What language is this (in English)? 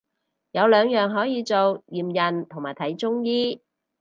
Cantonese